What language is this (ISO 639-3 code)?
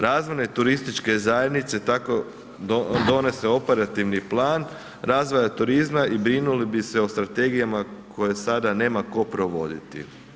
hrv